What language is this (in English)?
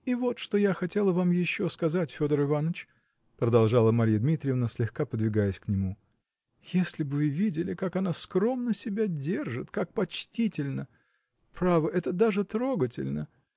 Russian